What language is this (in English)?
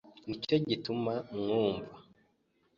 Kinyarwanda